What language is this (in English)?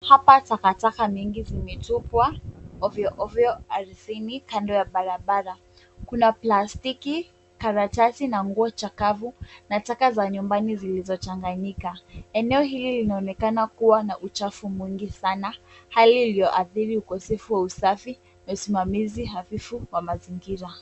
Swahili